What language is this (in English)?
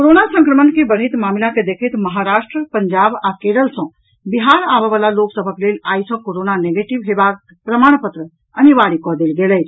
Maithili